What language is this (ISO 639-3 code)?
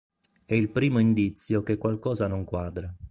ita